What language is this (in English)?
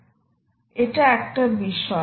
Bangla